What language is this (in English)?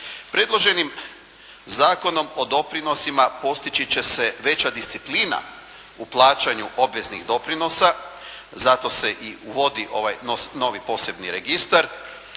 Croatian